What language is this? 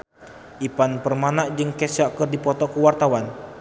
Sundanese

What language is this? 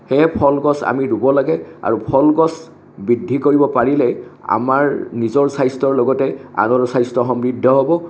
Assamese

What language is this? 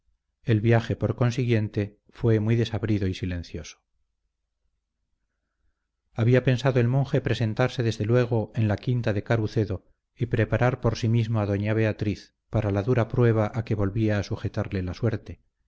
Spanish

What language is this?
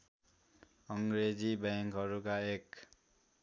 Nepali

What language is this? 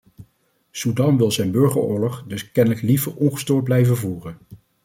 Dutch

